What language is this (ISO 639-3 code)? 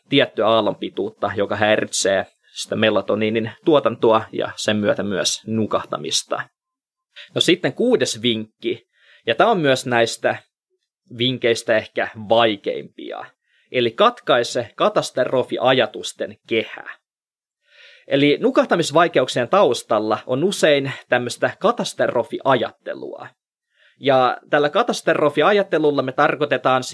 fin